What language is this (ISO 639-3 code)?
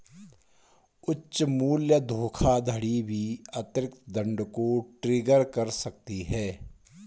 hin